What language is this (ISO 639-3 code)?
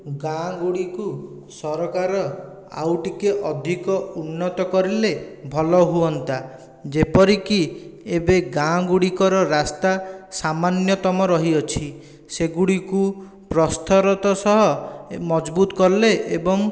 ori